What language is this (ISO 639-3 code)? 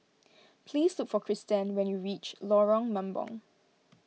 eng